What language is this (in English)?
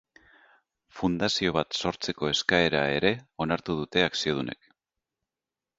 Basque